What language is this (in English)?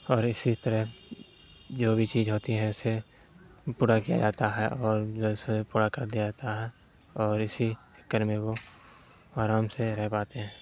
Urdu